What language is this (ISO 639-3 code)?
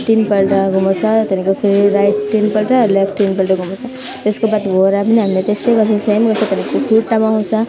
nep